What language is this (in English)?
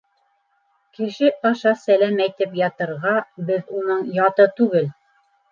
Bashkir